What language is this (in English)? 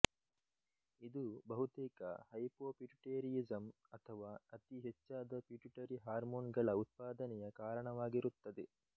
Kannada